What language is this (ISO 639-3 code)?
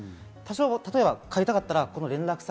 jpn